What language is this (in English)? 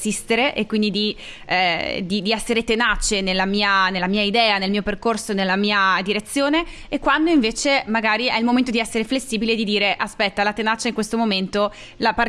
Italian